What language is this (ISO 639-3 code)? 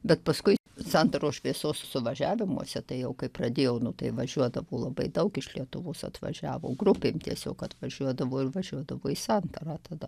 lit